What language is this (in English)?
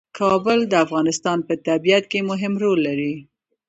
Pashto